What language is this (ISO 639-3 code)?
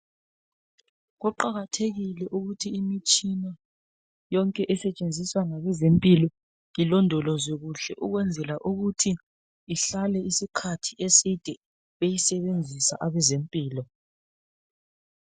nde